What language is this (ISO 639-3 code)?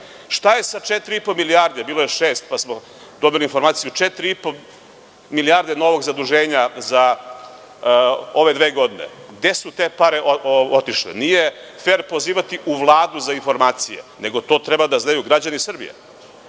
srp